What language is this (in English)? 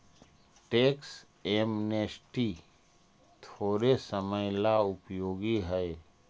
Magahi